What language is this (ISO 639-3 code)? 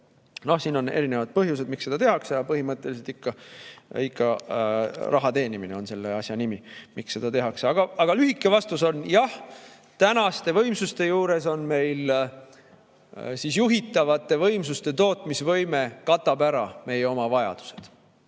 est